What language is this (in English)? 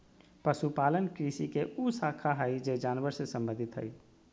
Magahi